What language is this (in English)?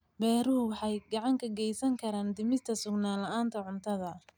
Somali